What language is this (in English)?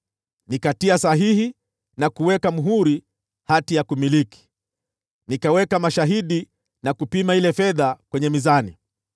Swahili